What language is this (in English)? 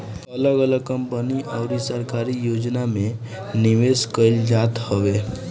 Bhojpuri